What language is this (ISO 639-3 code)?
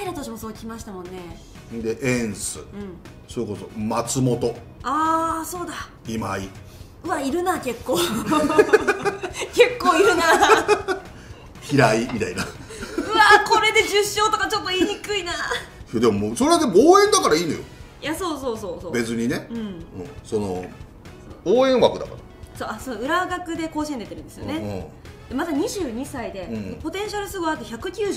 jpn